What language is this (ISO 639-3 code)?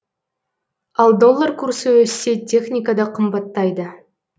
kaz